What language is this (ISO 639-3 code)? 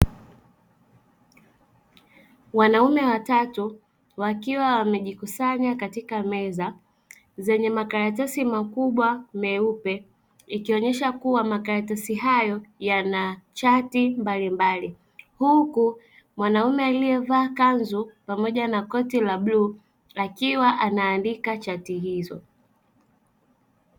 swa